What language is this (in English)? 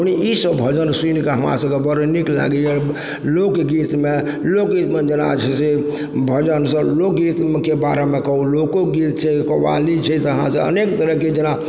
Maithili